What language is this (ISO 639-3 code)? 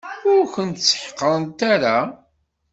kab